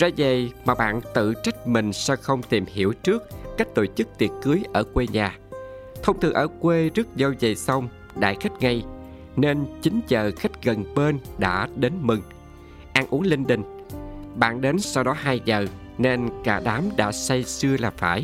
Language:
Vietnamese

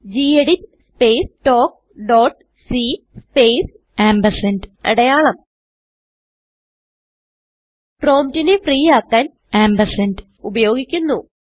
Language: Malayalam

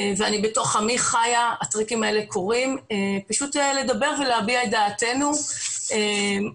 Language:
Hebrew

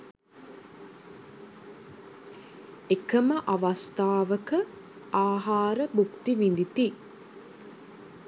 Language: Sinhala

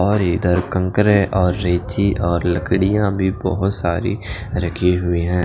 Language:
Hindi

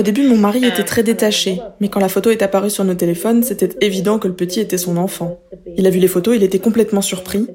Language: French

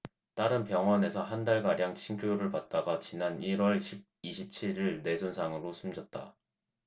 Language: Korean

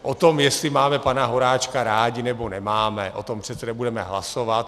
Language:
Czech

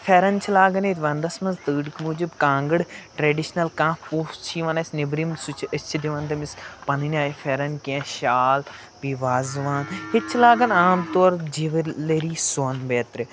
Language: Kashmiri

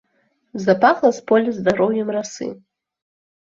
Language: Belarusian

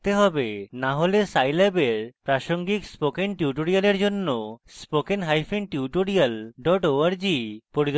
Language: Bangla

